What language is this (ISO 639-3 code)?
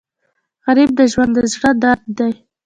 pus